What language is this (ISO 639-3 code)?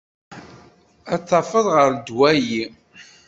kab